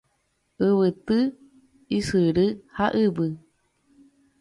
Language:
Guarani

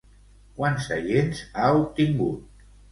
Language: Catalan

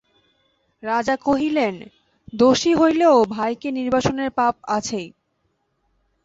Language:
Bangla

